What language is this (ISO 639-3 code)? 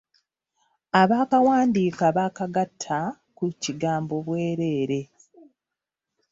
lug